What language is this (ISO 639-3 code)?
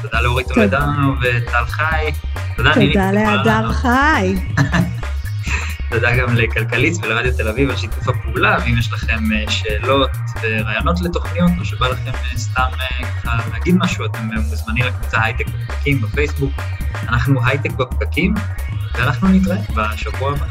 heb